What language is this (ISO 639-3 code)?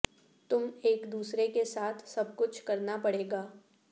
urd